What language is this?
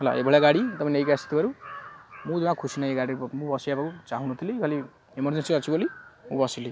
Odia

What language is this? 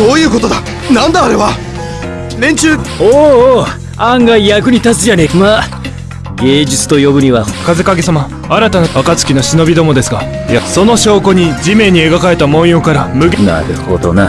Japanese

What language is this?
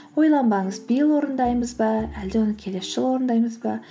Kazakh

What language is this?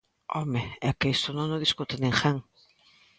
Galician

